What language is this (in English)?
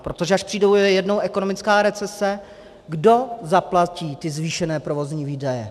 Czech